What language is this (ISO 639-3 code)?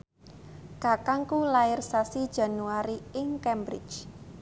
jav